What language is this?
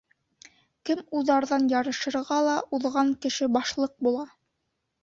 Bashkir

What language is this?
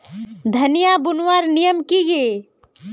Magahi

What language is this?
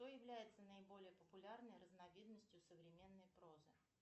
Russian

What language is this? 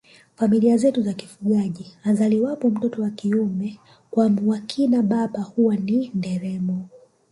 Swahili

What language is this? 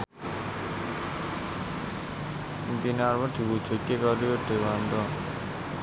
Javanese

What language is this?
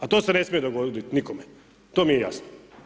Croatian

